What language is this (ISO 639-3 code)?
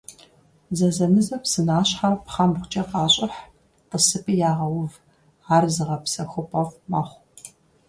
kbd